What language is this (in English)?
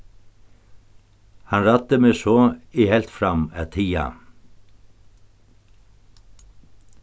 Faroese